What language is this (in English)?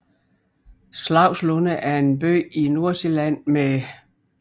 Danish